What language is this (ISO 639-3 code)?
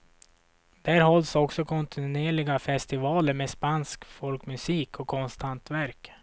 swe